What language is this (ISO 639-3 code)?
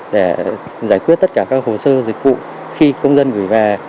vie